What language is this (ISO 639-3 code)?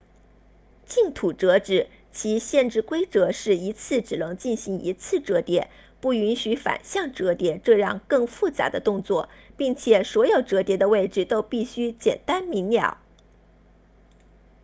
zho